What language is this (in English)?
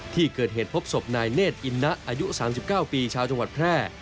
Thai